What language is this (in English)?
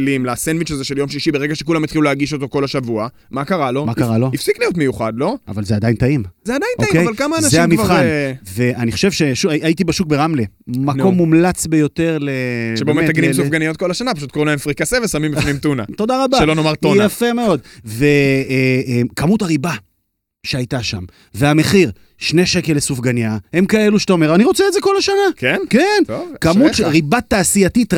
Hebrew